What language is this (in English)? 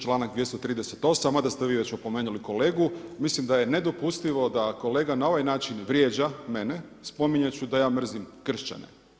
Croatian